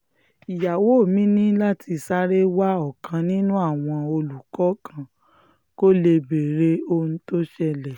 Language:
Yoruba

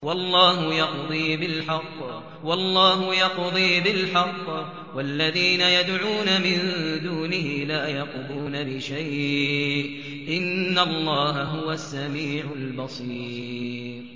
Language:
Arabic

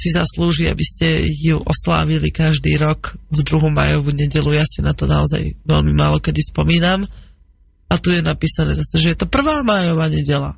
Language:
Slovak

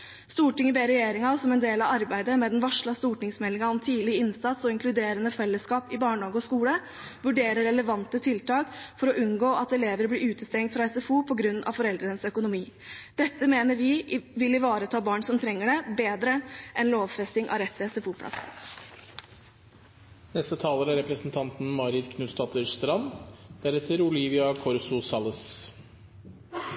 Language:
Norwegian Bokmål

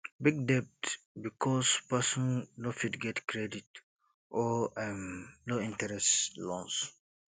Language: Nigerian Pidgin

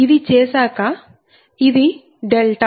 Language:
Telugu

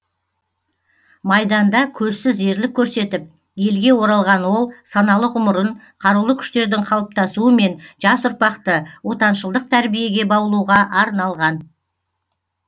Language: Kazakh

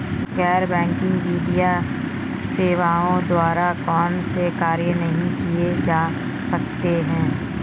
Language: Hindi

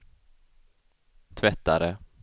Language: Swedish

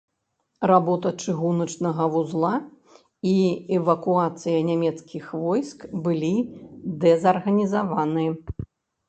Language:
Belarusian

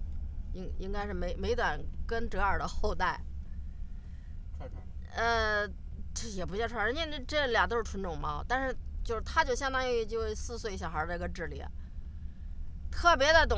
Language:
Chinese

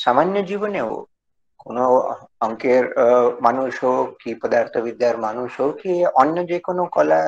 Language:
Korean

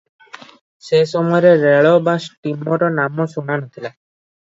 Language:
Odia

